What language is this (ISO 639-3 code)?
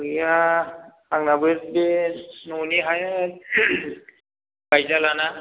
brx